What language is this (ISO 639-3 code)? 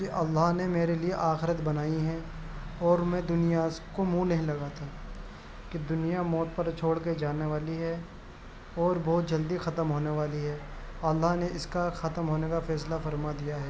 urd